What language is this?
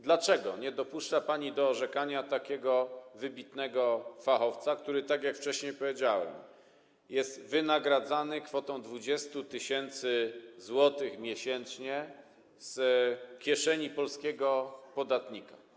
Polish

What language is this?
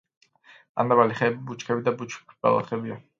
Georgian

